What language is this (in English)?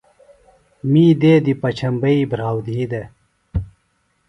Phalura